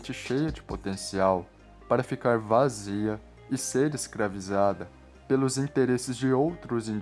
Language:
Portuguese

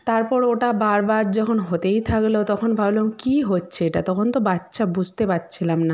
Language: Bangla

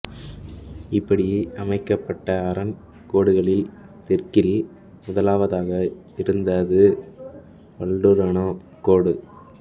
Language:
Tamil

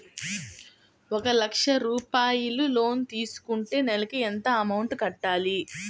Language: Telugu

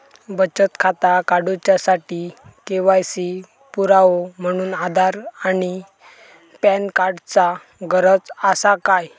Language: Marathi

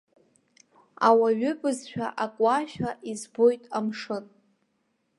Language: Abkhazian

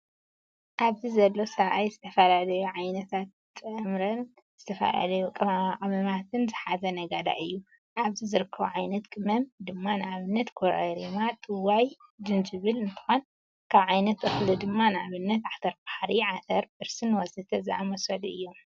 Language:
Tigrinya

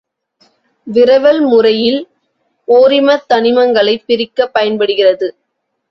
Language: Tamil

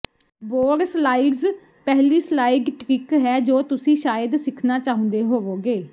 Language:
Punjabi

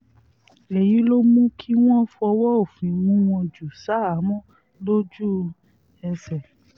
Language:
Yoruba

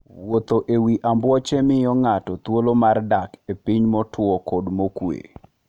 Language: Luo (Kenya and Tanzania)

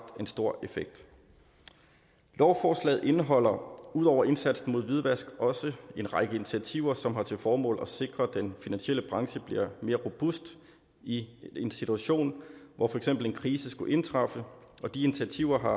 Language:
Danish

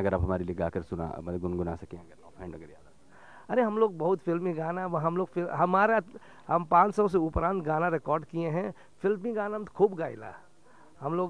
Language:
Hindi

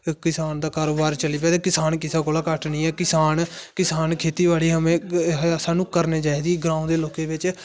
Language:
Dogri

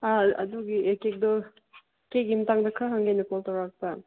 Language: Manipuri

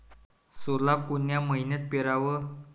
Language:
Marathi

